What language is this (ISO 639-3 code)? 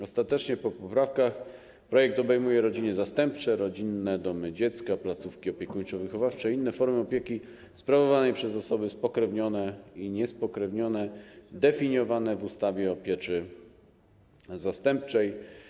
pol